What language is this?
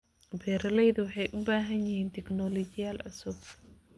Somali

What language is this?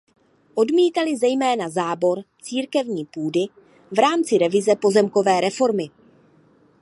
Czech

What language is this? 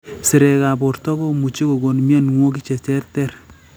Kalenjin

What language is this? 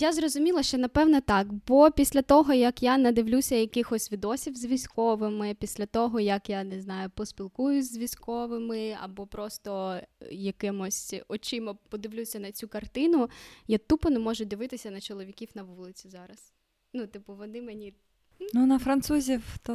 Ukrainian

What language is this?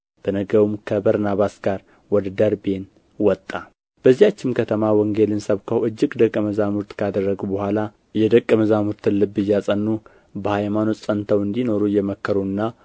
Amharic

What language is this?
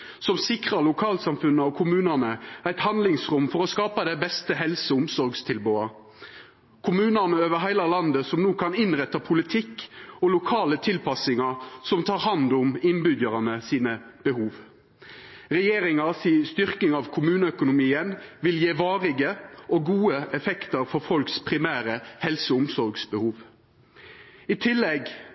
Norwegian Nynorsk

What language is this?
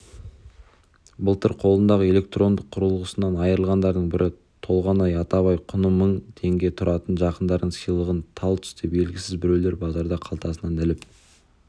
Kazakh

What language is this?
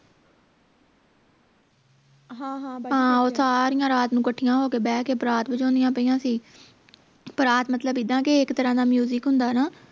Punjabi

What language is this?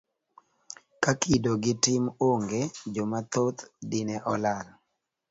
Luo (Kenya and Tanzania)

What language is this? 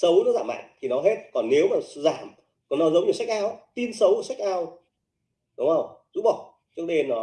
Vietnamese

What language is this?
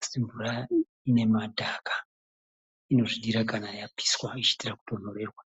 Shona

